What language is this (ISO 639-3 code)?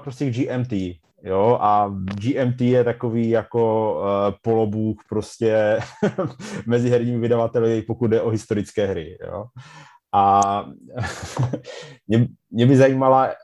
ces